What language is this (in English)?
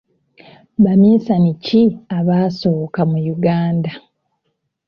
Ganda